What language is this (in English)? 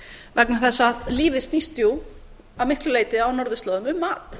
Icelandic